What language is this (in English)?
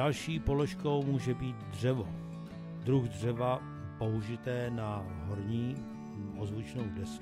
Czech